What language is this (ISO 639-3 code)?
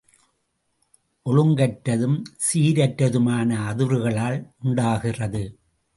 tam